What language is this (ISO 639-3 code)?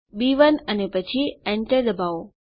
guj